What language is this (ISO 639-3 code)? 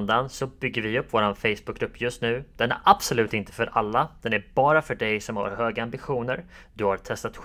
swe